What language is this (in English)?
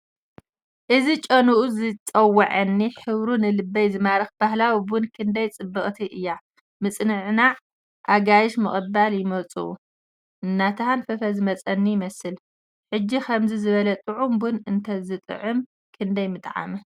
Tigrinya